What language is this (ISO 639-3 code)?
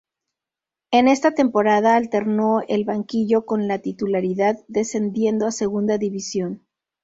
spa